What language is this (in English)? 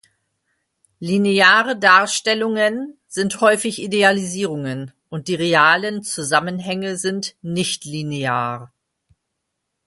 German